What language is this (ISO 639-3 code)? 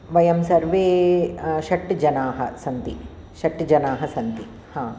san